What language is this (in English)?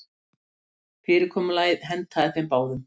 Icelandic